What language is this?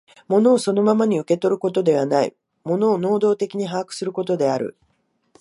Japanese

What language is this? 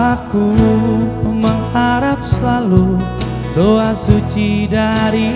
Indonesian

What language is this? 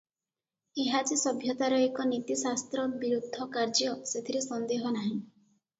Odia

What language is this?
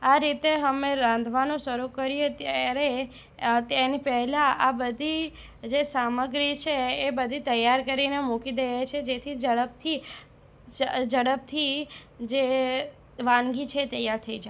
Gujarati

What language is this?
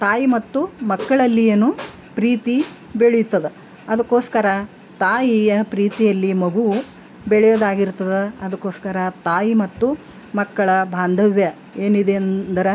Kannada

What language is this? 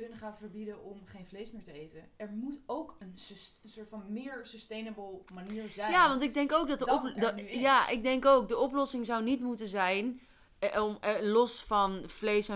Dutch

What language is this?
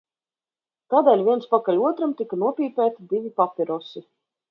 Latvian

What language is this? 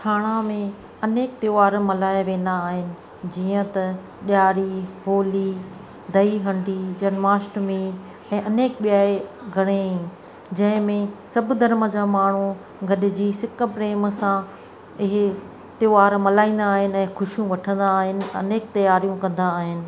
Sindhi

